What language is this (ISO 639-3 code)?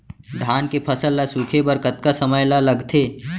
hne